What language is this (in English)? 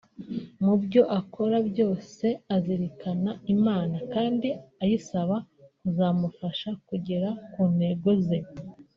Kinyarwanda